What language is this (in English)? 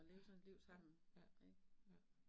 Danish